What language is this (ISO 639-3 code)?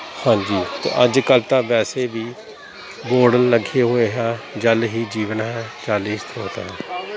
pan